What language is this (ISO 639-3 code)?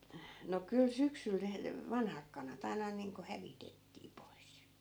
fin